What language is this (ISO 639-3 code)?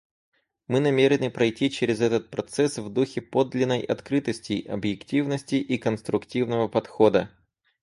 rus